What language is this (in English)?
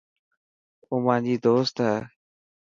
Dhatki